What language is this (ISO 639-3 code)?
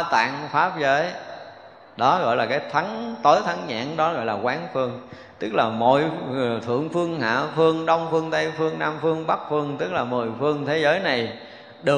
vie